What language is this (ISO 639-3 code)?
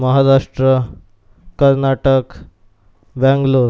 mar